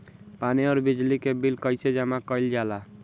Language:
Bhojpuri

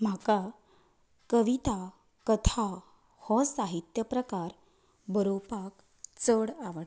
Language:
Konkani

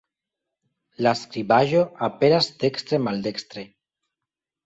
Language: Esperanto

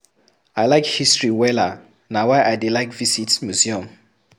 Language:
Nigerian Pidgin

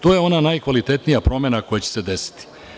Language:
Serbian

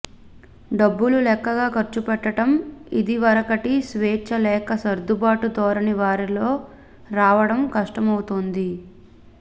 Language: Telugu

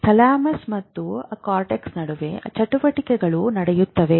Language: Kannada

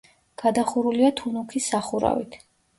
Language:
Georgian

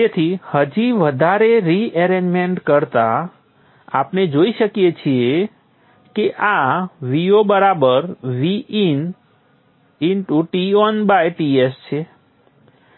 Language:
Gujarati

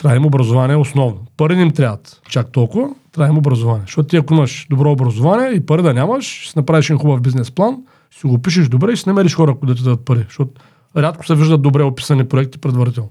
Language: Bulgarian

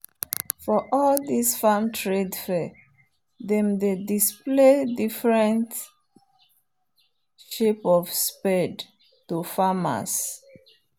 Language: Nigerian Pidgin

